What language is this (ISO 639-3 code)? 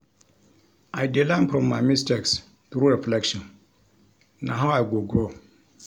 pcm